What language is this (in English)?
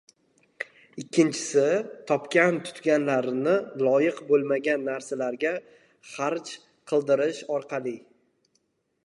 Uzbek